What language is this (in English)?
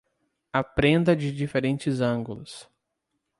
Portuguese